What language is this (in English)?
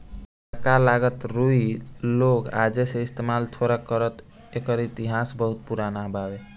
Bhojpuri